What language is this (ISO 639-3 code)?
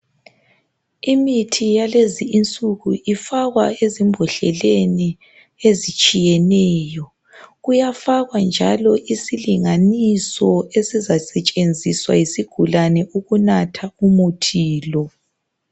nde